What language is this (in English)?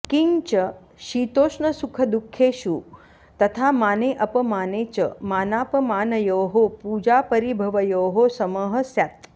Sanskrit